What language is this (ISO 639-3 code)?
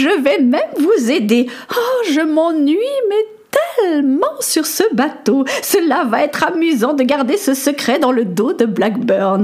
fra